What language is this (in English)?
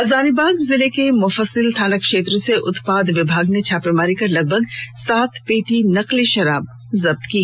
Hindi